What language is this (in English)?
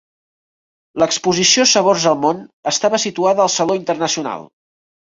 Catalan